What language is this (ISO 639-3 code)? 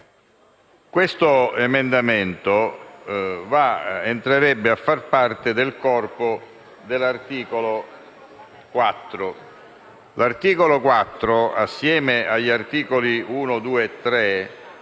ita